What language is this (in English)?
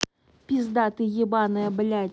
Russian